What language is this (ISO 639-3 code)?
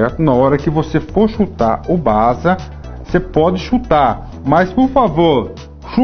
por